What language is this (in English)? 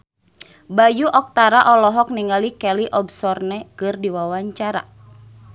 Sundanese